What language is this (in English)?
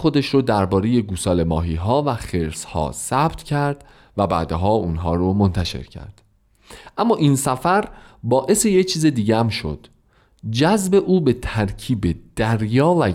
Persian